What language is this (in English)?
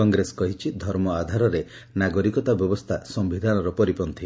Odia